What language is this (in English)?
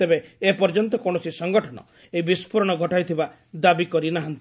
Odia